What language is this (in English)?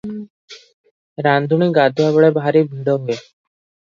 Odia